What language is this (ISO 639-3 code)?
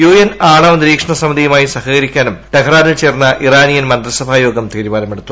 mal